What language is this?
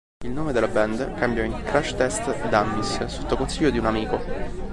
Italian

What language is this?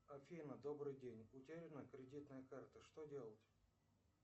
Russian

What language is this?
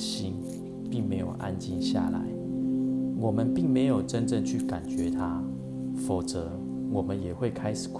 Chinese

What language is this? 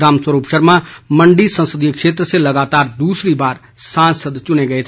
Hindi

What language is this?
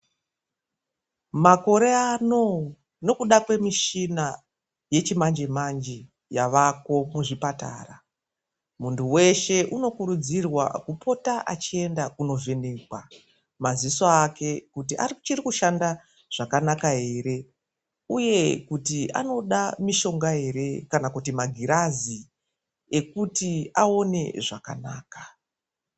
Ndau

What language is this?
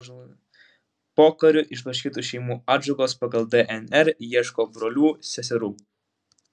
Lithuanian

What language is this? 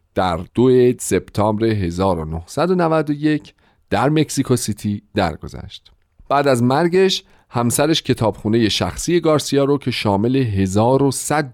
Persian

